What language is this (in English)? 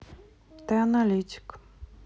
Russian